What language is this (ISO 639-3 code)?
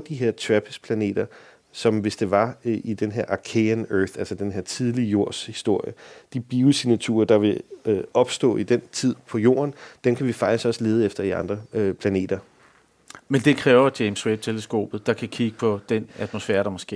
dan